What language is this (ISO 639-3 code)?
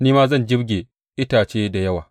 hau